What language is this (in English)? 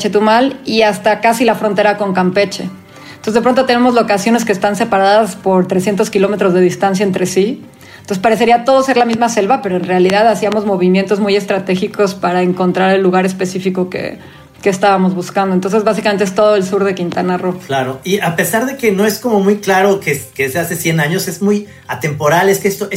Spanish